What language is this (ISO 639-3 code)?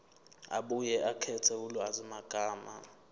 zul